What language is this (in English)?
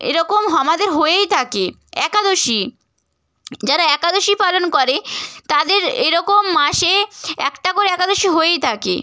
Bangla